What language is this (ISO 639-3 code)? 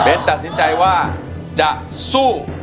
tha